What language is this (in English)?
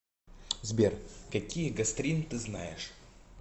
Russian